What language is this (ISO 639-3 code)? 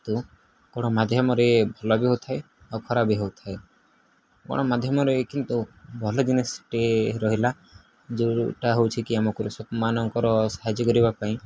ori